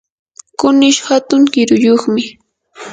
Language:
Yanahuanca Pasco Quechua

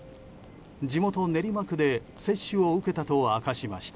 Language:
Japanese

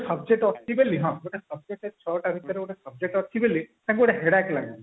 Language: Odia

